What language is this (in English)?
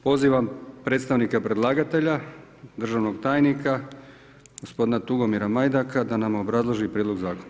Croatian